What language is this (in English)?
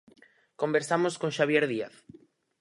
Galician